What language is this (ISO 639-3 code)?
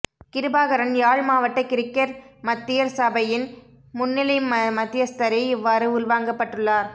tam